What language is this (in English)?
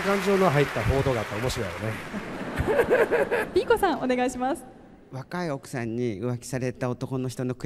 Japanese